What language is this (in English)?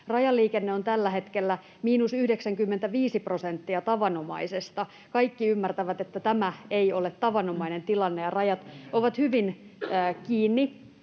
Finnish